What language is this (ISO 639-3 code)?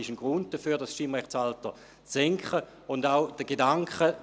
gsw